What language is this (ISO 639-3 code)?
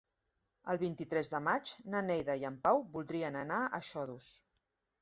cat